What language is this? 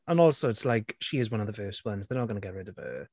English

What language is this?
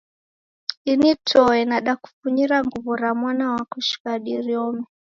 Taita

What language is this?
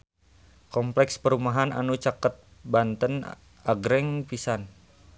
Sundanese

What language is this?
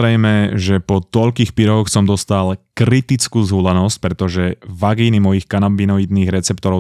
Slovak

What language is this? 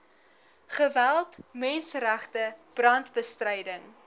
Afrikaans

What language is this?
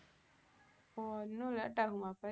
Tamil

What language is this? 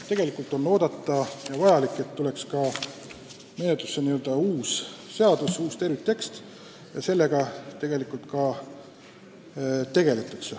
Estonian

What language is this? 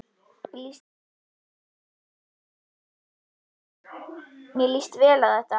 Icelandic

